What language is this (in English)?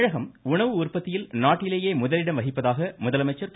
Tamil